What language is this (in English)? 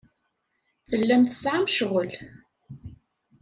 Kabyle